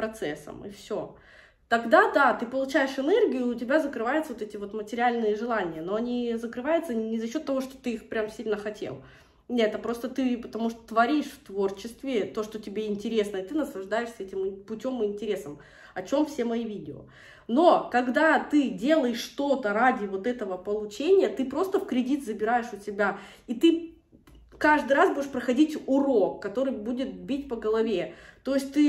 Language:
Russian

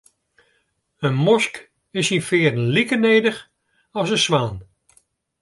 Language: Western Frisian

